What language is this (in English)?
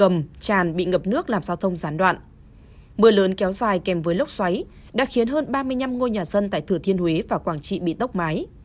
Vietnamese